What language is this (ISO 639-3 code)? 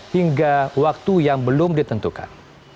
ind